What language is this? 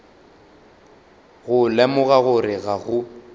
Northern Sotho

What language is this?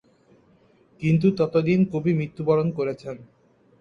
Bangla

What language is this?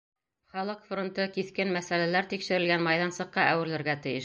Bashkir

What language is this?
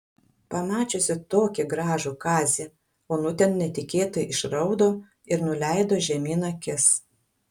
Lithuanian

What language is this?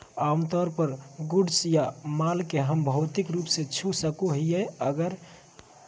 Magahi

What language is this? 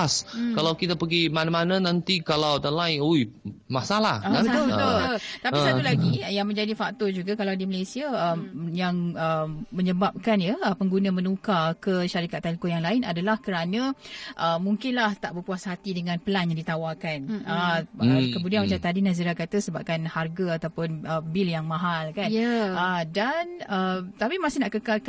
Malay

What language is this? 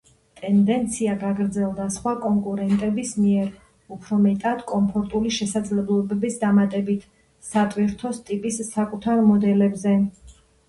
Georgian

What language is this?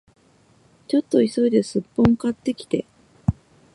Japanese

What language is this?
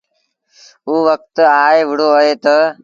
Sindhi Bhil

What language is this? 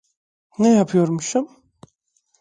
Turkish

